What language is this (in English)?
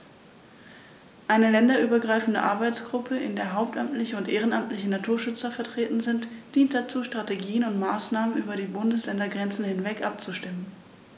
German